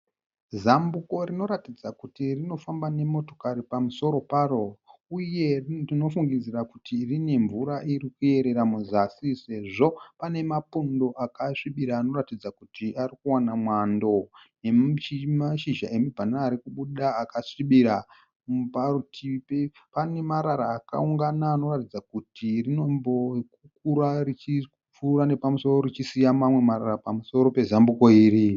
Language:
Shona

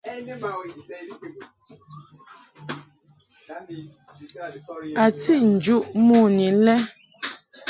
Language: Mungaka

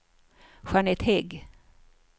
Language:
Swedish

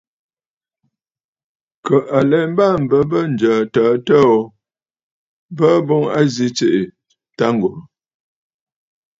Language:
Bafut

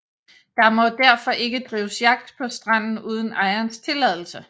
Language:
Danish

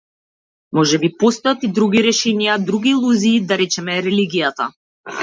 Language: Macedonian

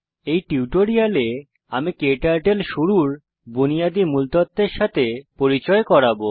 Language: Bangla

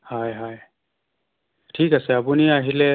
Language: Assamese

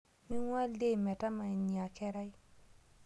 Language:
Masai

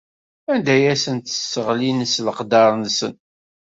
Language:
Kabyle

